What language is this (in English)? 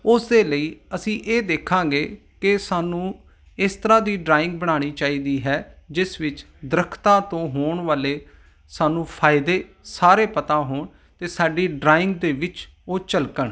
Punjabi